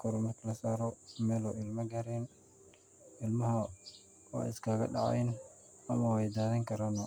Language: Somali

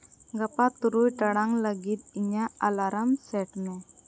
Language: Santali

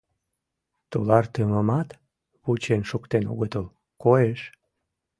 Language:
Mari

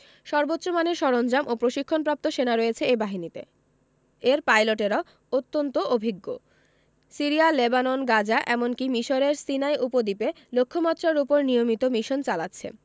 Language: Bangla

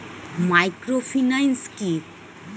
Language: Bangla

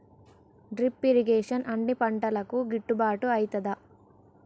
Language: Telugu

